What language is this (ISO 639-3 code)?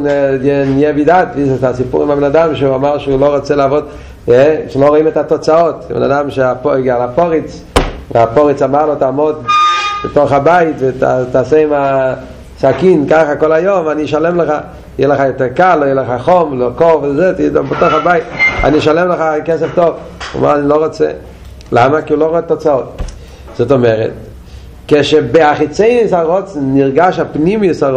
heb